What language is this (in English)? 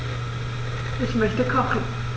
German